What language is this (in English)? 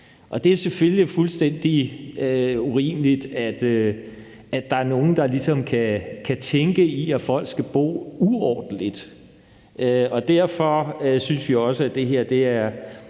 Danish